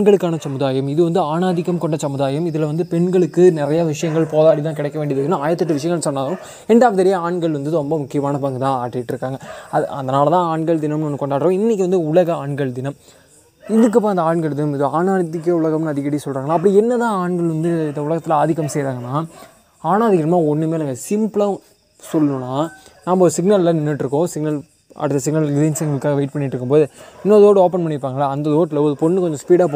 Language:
Tamil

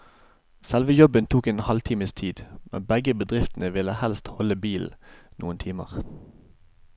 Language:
Norwegian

